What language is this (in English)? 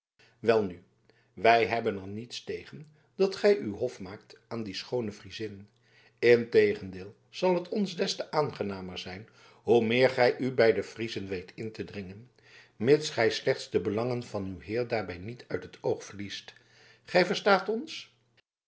Dutch